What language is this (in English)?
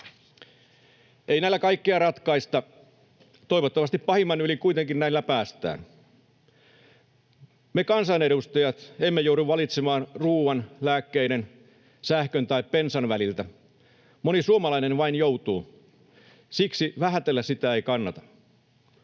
Finnish